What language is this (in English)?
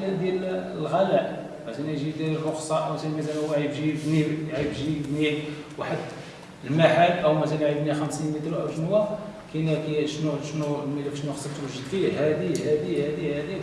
Arabic